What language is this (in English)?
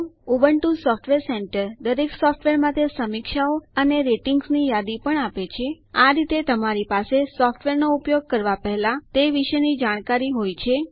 Gujarati